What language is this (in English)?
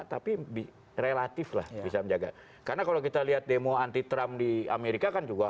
Indonesian